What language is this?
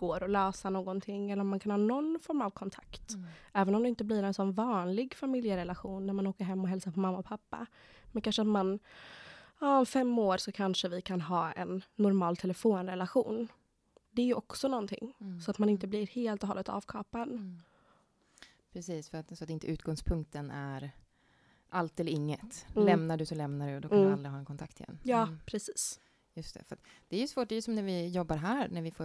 Swedish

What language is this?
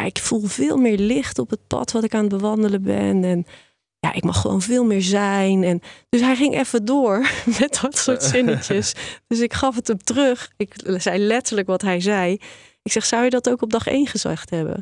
Dutch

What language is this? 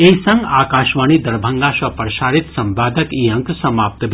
Maithili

